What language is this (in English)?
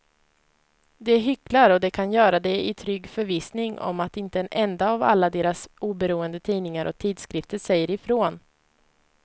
Swedish